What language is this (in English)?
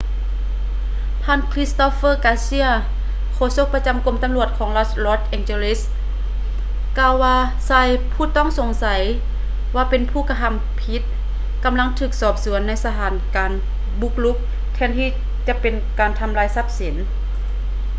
Lao